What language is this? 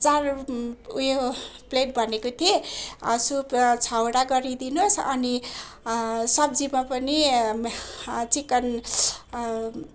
Nepali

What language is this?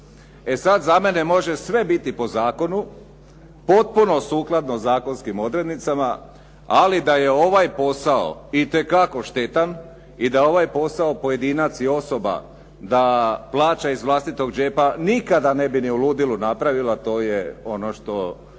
Croatian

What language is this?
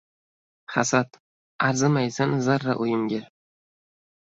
Uzbek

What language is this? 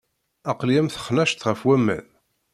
Kabyle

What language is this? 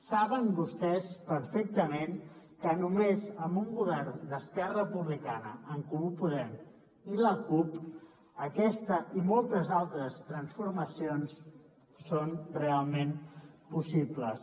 Catalan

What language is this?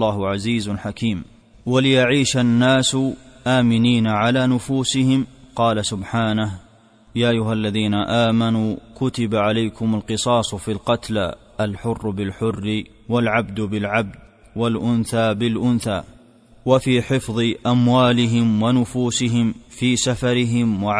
Arabic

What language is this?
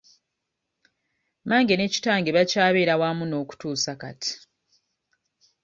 Ganda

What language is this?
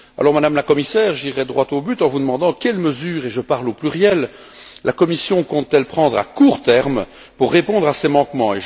French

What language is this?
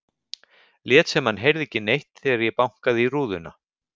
Icelandic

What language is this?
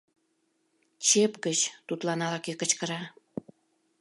Mari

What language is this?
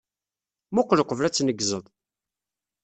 Kabyle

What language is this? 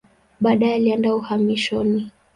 Swahili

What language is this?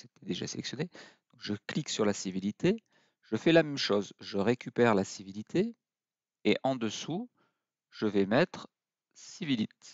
French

